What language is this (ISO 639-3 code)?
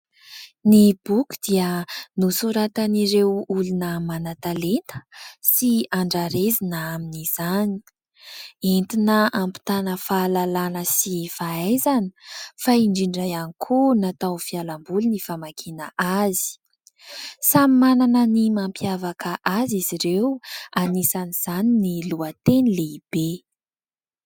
mlg